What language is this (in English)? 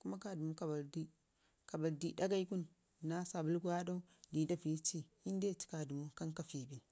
Ngizim